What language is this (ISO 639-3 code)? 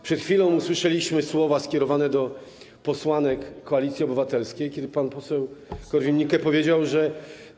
pol